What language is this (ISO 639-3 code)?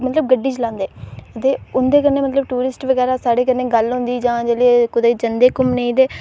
doi